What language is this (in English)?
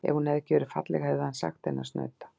Icelandic